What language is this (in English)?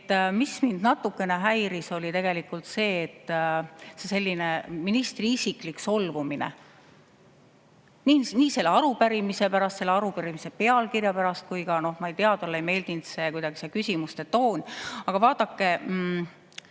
Estonian